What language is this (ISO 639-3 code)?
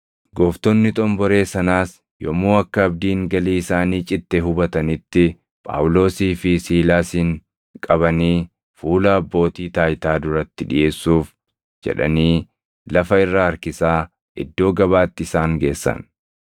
orm